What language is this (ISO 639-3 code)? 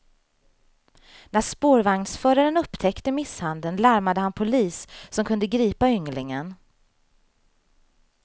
swe